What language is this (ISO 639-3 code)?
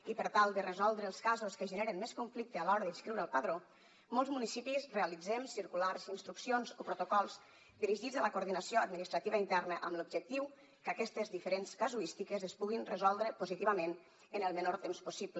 cat